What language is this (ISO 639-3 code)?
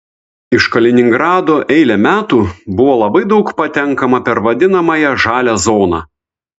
lit